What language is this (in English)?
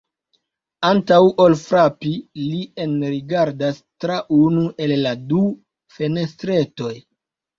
Esperanto